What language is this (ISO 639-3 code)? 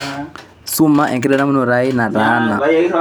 mas